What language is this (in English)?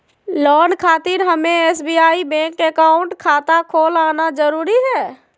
Magahi